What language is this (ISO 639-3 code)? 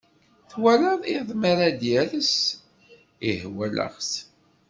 kab